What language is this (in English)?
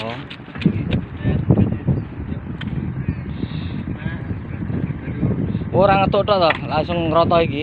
Indonesian